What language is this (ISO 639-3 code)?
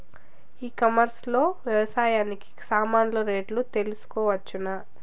tel